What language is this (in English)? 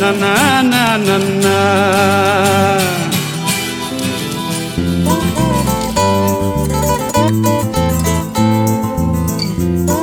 Greek